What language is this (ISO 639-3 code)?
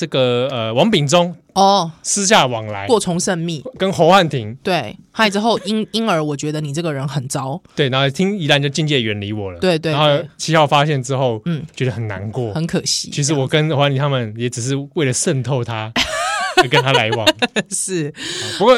zho